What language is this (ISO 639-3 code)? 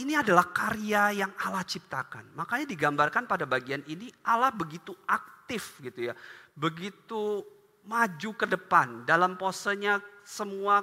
ind